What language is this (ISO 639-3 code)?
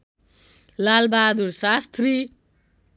nep